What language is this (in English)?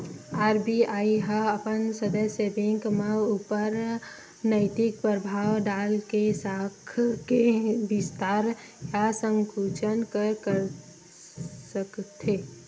Chhattisgarhi